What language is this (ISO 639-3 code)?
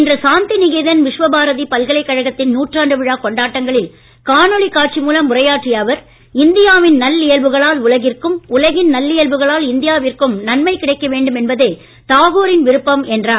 tam